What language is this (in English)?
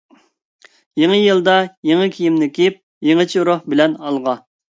Uyghur